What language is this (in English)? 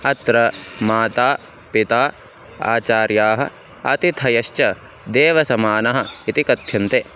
Sanskrit